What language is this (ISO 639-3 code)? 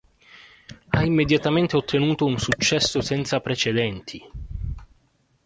ita